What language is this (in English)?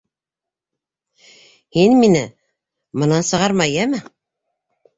Bashkir